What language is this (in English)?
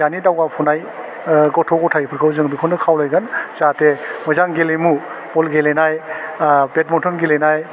Bodo